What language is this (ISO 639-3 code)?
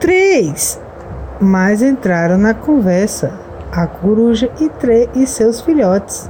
por